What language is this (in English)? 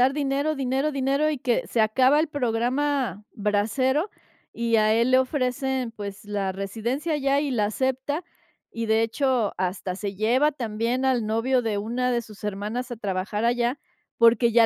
Spanish